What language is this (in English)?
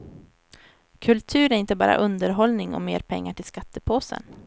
Swedish